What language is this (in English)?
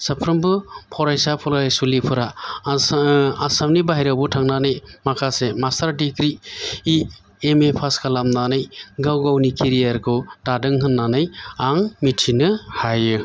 Bodo